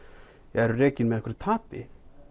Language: Icelandic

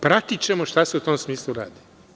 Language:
Serbian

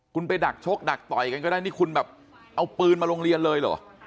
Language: Thai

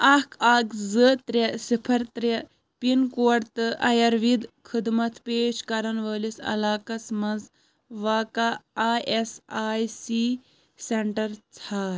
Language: Kashmiri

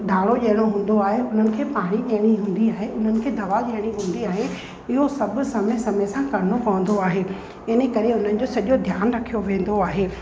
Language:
Sindhi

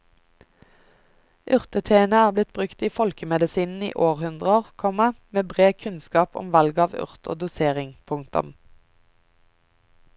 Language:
Norwegian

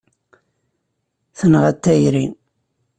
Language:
Kabyle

